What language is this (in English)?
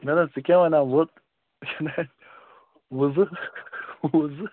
Kashmiri